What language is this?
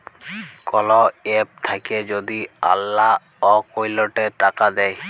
Bangla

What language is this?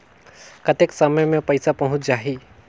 Chhattisgarhi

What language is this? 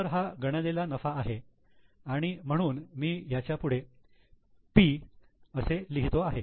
Marathi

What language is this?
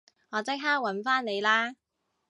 Cantonese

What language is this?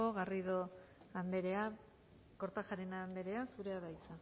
Basque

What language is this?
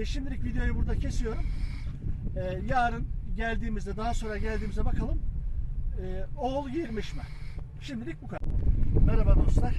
Turkish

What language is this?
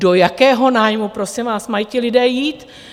Czech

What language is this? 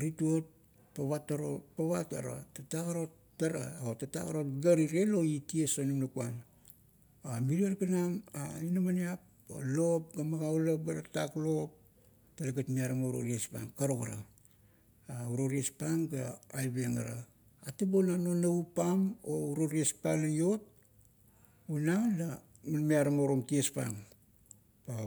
Kuot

